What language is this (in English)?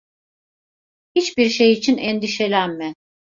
Turkish